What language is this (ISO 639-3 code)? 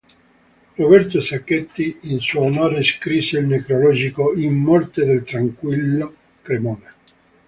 ita